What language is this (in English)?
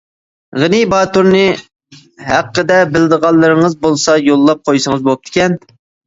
Uyghur